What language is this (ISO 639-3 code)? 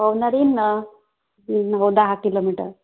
mar